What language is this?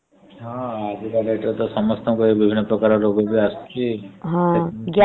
Odia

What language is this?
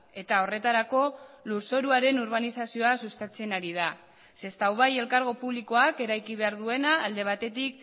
Basque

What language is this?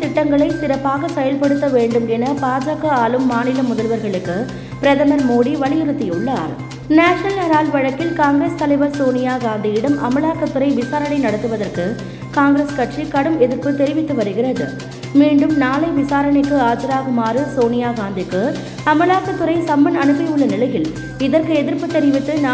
Tamil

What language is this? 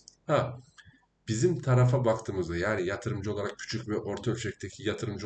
Turkish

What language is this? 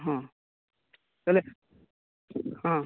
Odia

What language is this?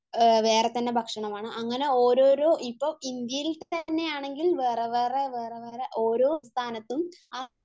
Malayalam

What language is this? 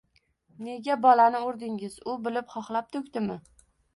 Uzbek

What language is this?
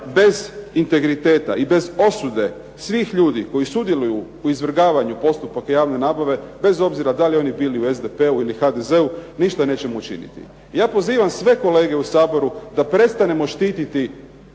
Croatian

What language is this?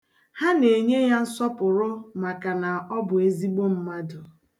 Igbo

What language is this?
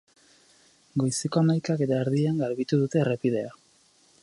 Basque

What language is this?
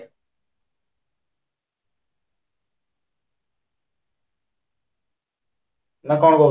Odia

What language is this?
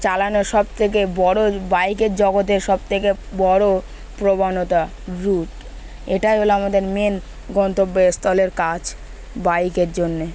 Bangla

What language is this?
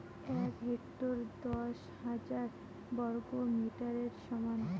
Bangla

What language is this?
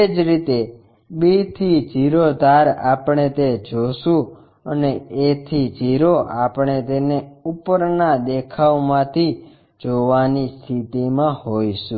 Gujarati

